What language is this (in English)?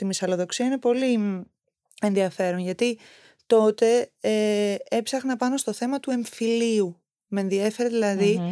Greek